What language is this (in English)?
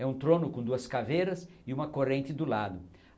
Portuguese